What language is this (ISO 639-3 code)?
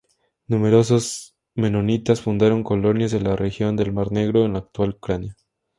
spa